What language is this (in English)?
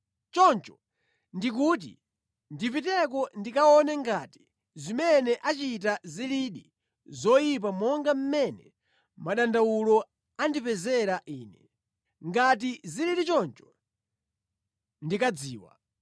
Nyanja